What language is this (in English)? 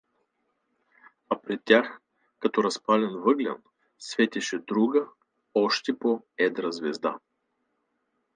Bulgarian